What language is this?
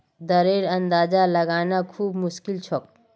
Magahi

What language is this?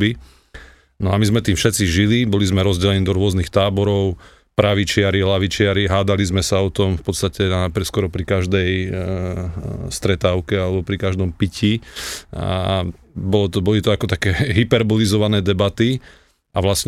Slovak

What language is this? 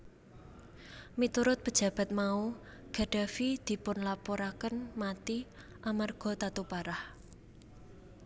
Javanese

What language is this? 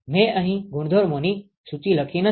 Gujarati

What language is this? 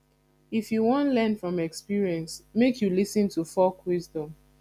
Nigerian Pidgin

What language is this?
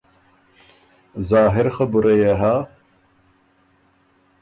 Ormuri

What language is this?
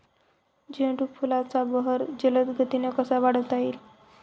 Marathi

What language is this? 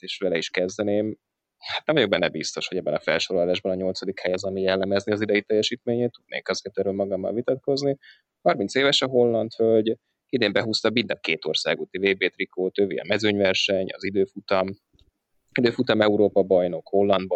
Hungarian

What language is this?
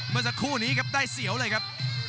Thai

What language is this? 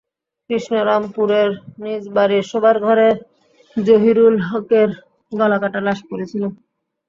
Bangla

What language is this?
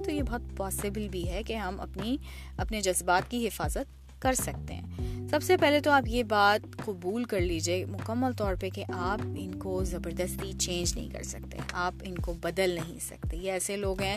Urdu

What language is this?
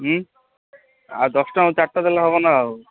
Odia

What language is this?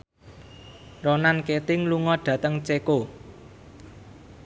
Javanese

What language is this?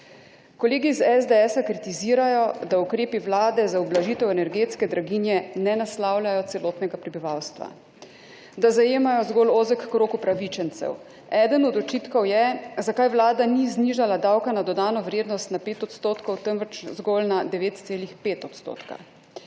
Slovenian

